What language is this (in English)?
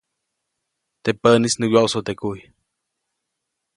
Copainalá Zoque